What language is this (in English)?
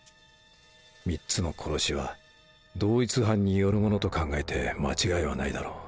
Japanese